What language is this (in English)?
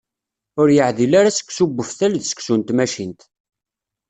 Kabyle